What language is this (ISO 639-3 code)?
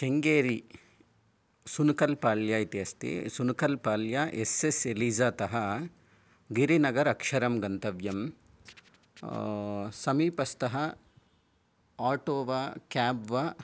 san